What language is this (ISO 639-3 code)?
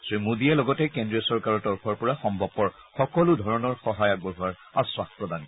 asm